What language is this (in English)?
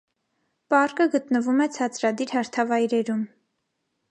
Armenian